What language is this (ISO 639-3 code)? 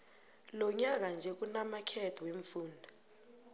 nbl